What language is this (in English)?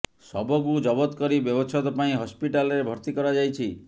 Odia